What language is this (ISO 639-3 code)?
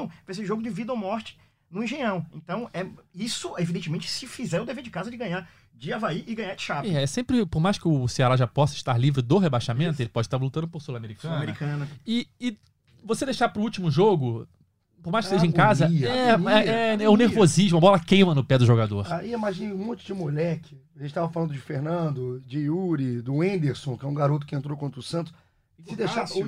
por